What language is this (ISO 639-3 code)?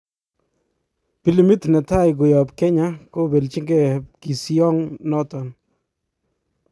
kln